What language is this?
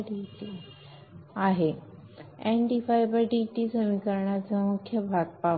Marathi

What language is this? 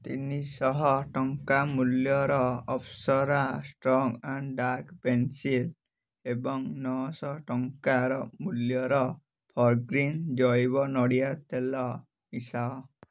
Odia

